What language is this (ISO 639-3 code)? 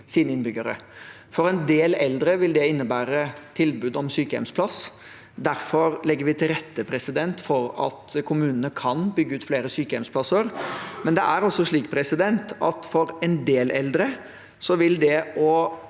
nor